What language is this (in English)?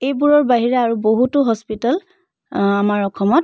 Assamese